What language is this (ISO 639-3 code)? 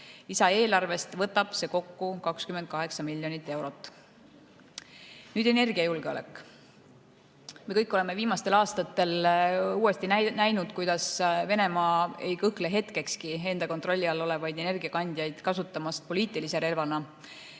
est